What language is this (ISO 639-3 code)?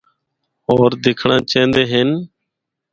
hno